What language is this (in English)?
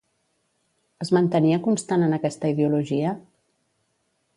Catalan